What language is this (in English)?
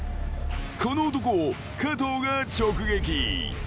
Japanese